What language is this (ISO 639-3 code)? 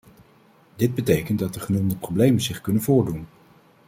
nld